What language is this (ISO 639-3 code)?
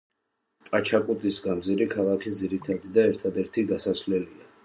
kat